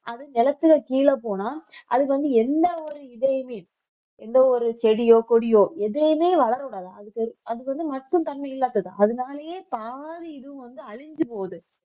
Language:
Tamil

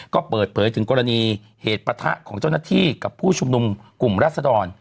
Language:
Thai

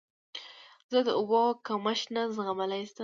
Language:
Pashto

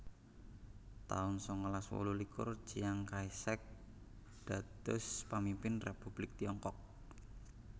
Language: Javanese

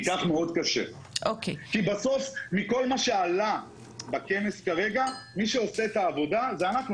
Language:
Hebrew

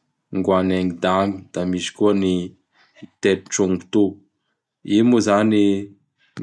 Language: Bara Malagasy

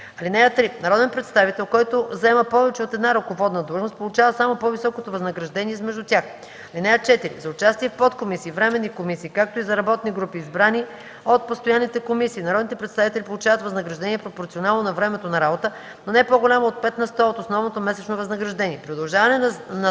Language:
Bulgarian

